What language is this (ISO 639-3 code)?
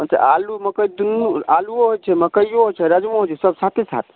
mai